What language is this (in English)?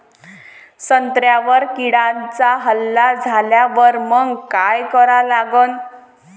Marathi